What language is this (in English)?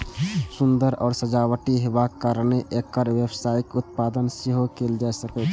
Maithili